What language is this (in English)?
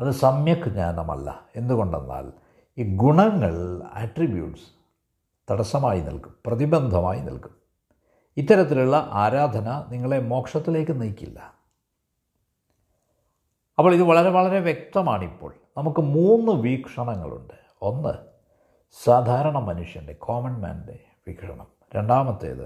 Malayalam